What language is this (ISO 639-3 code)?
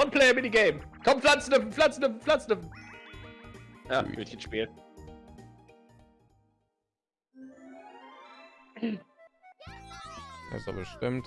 deu